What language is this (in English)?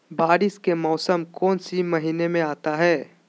Magahi